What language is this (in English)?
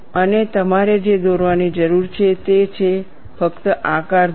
Gujarati